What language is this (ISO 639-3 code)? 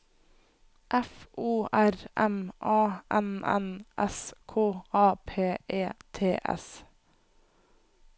nor